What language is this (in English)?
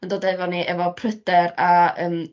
Welsh